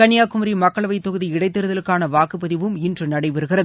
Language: Tamil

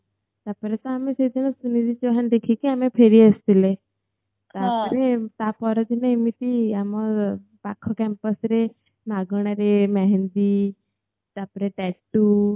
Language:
Odia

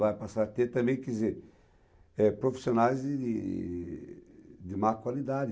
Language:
Portuguese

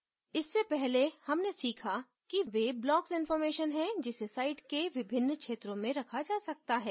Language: Hindi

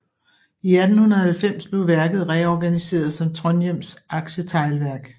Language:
Danish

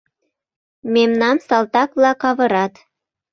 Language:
Mari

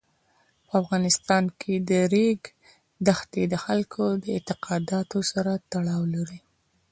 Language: Pashto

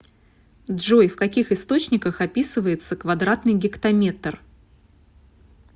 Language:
Russian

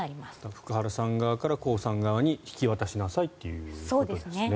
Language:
Japanese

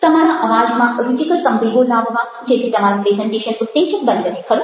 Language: Gujarati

